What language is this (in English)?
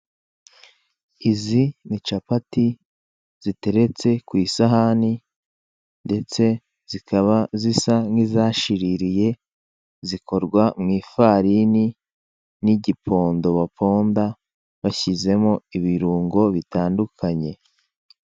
Kinyarwanda